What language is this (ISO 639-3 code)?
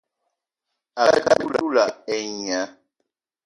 eto